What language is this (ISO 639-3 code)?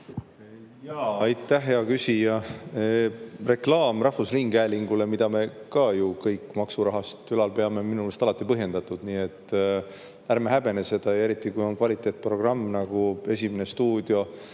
est